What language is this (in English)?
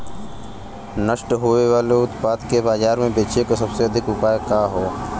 Bhojpuri